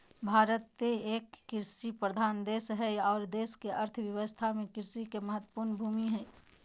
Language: Magahi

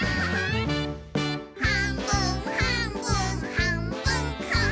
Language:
Japanese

